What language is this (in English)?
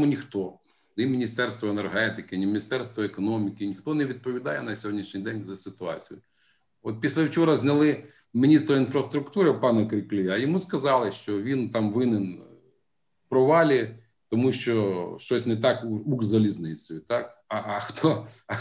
Ukrainian